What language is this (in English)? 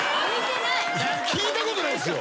Japanese